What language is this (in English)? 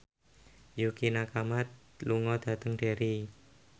Javanese